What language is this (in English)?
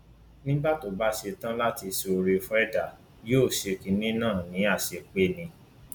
Yoruba